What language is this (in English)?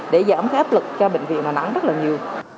Vietnamese